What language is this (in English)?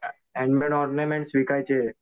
Marathi